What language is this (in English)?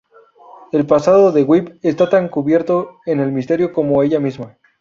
Spanish